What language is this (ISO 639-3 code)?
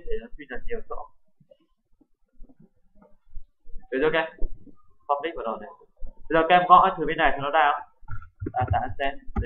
vie